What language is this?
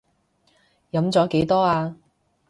Cantonese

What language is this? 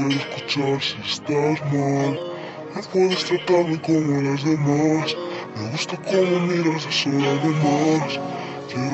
Bulgarian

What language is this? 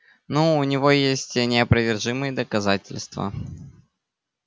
Russian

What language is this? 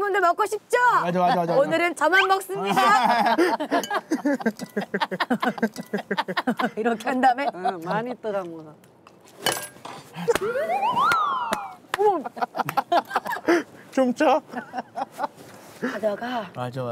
Korean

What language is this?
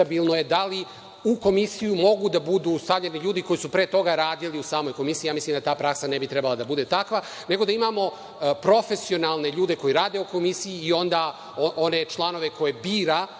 Serbian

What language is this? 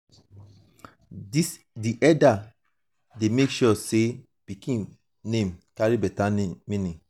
Nigerian Pidgin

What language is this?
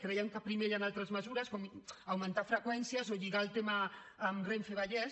Catalan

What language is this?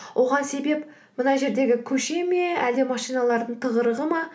Kazakh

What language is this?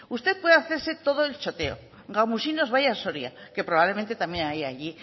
Spanish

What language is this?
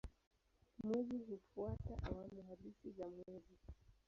Swahili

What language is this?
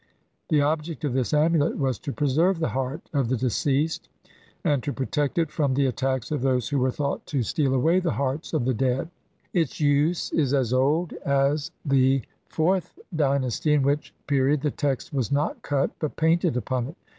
English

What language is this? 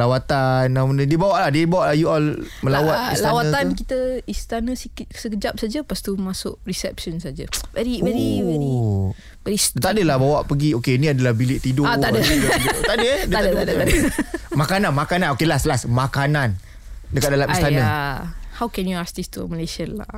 Malay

